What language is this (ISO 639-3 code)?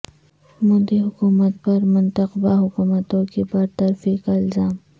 urd